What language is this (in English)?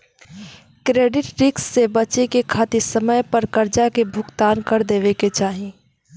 Bhojpuri